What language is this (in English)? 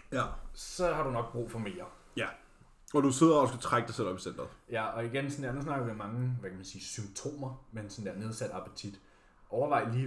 Danish